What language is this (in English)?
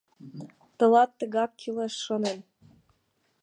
Mari